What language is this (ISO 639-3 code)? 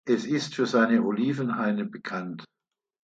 deu